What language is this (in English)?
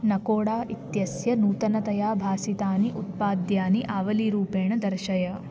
Sanskrit